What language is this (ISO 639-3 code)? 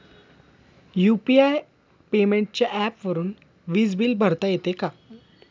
mar